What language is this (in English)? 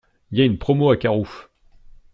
French